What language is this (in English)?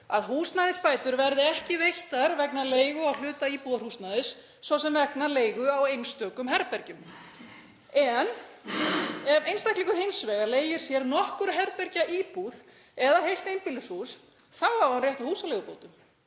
Icelandic